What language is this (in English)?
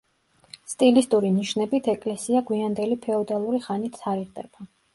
Georgian